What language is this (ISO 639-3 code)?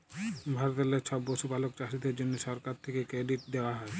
ben